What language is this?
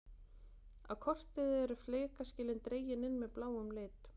Icelandic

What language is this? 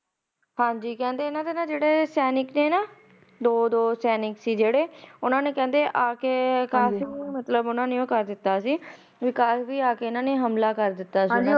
Punjabi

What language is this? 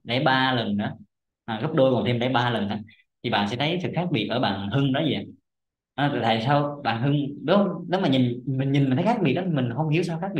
Vietnamese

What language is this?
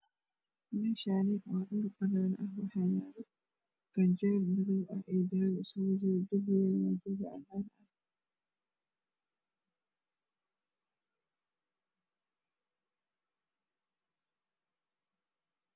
Somali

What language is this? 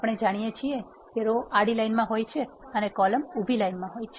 Gujarati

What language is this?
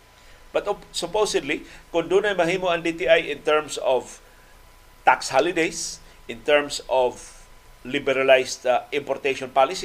Filipino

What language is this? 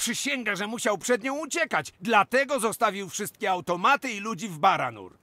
Polish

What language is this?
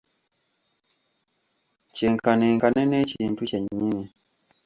Ganda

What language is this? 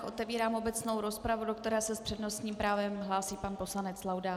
Czech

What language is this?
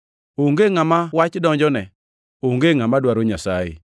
Luo (Kenya and Tanzania)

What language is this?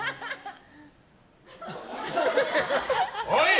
Japanese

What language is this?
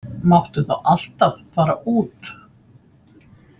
Icelandic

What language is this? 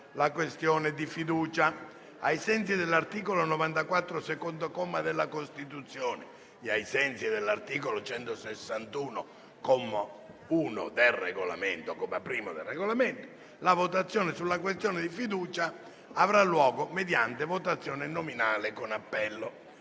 Italian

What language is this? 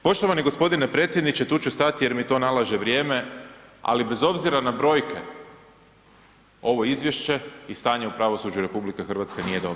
Croatian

